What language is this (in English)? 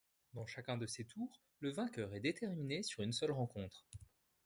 French